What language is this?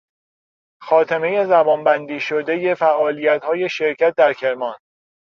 Persian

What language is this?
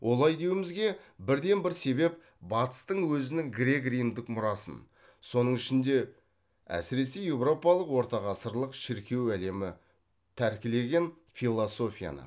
Kazakh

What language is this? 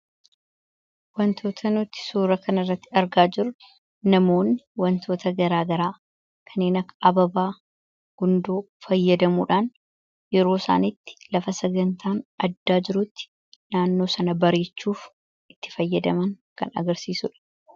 Oromo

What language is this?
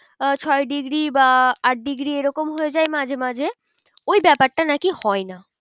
Bangla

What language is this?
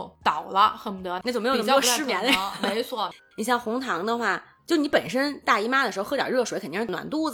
Chinese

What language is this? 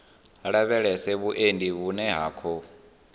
Venda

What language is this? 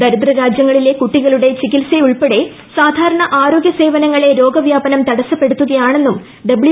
Malayalam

